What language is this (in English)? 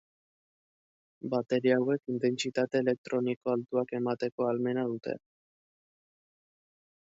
Basque